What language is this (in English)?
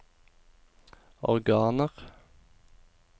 Norwegian